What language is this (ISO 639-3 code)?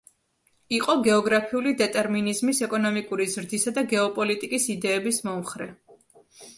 kat